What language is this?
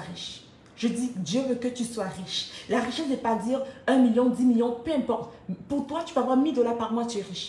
French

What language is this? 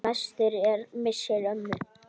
Icelandic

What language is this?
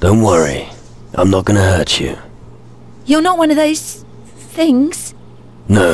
Polish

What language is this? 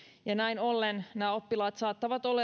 Finnish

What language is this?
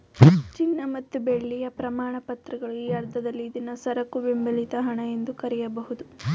Kannada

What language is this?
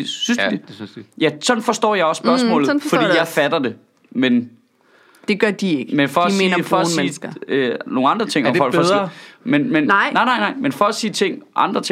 Danish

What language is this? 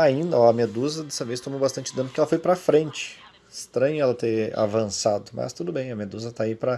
Portuguese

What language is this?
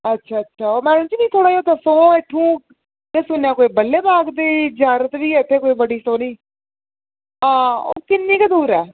Dogri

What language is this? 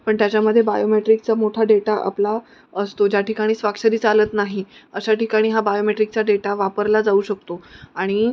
Marathi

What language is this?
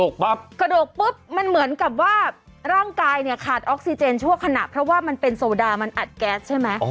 Thai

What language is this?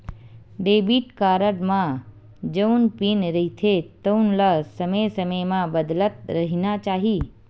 Chhattisgarhi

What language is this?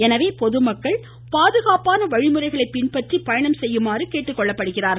Tamil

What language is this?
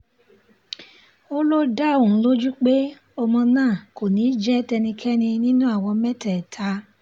Yoruba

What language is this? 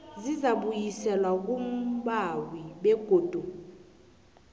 South Ndebele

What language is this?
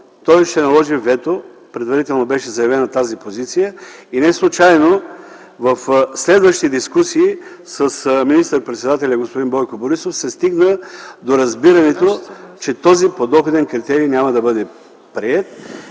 Bulgarian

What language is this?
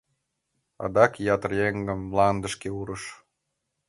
Mari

